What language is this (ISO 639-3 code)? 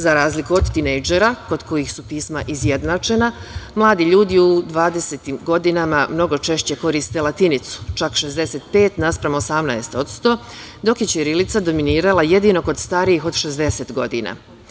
srp